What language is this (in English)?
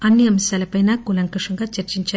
Telugu